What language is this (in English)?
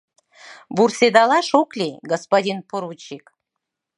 Mari